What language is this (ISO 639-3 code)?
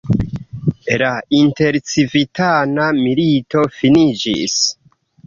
epo